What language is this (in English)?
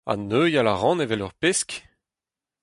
Breton